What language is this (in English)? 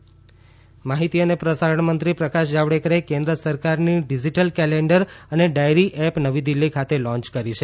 Gujarati